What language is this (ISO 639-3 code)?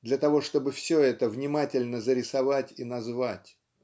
rus